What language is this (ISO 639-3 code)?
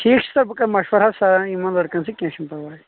kas